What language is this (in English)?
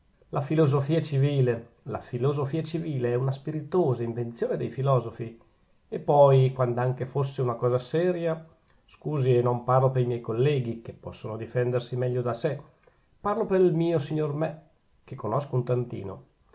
Italian